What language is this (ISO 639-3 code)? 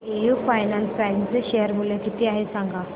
mar